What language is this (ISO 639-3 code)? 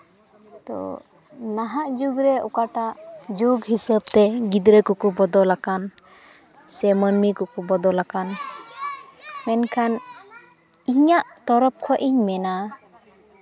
sat